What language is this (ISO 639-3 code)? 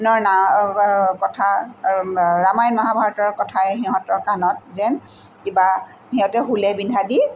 asm